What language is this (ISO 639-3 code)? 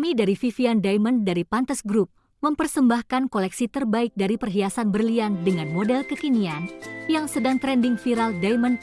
ind